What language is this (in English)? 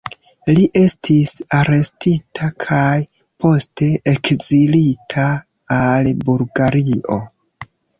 Esperanto